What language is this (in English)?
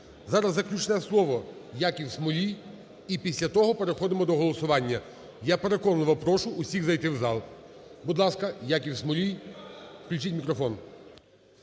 Ukrainian